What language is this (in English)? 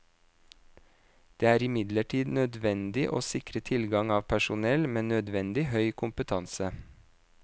Norwegian